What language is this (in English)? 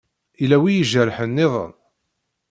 Kabyle